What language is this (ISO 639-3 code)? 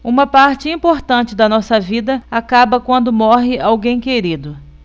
por